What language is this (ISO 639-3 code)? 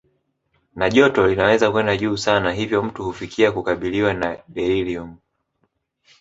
swa